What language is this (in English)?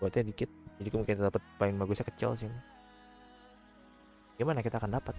Indonesian